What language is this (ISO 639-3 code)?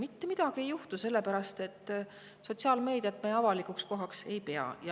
est